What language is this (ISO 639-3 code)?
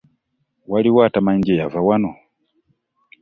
lug